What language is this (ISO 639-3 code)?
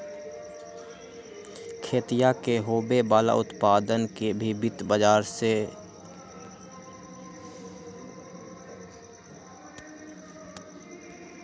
mag